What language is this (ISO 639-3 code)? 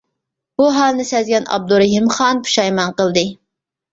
uig